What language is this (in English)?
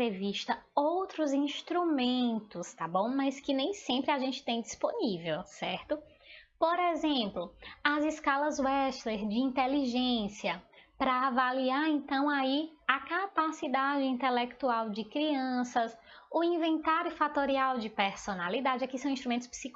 Portuguese